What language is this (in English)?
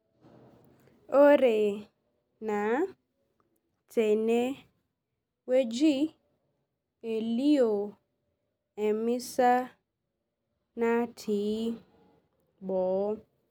Masai